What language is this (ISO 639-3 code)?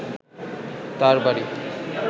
ben